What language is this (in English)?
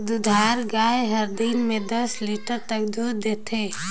Chhattisgarhi